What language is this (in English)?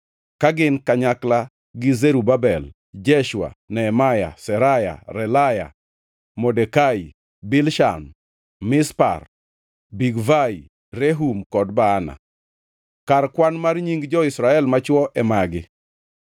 Luo (Kenya and Tanzania)